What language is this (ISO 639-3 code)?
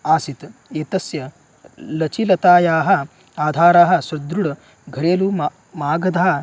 san